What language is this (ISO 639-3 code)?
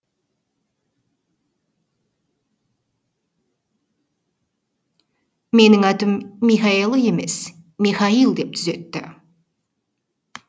kaz